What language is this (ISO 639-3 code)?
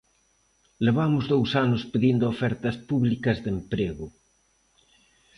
glg